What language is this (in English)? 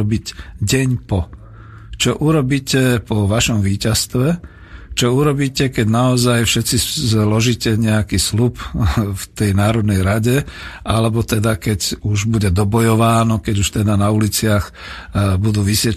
Slovak